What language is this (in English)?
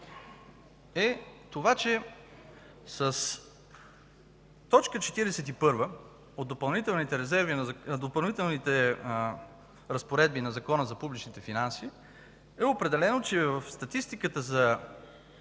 Bulgarian